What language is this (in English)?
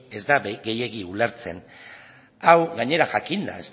Basque